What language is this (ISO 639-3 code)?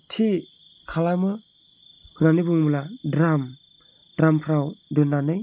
brx